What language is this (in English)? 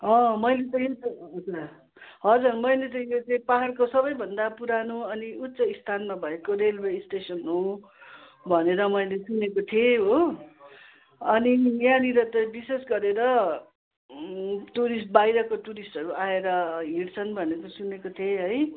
Nepali